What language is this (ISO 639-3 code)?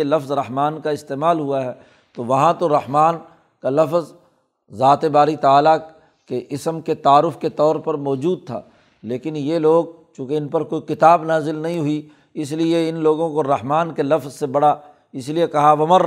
urd